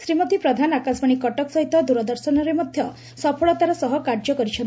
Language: Odia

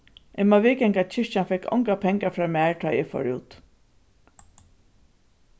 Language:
Faroese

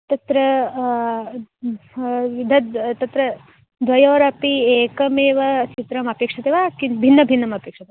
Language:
Sanskrit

